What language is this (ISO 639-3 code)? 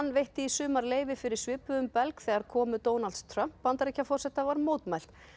isl